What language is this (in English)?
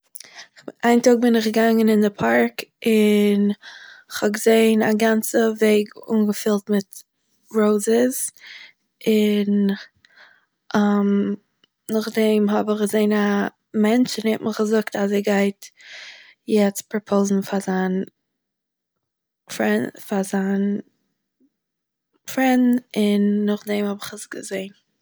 Yiddish